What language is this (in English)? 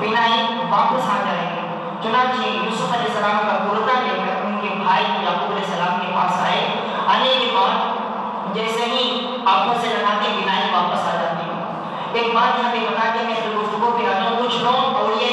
Urdu